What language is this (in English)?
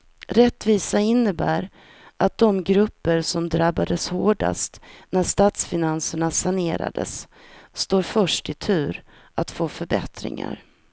Swedish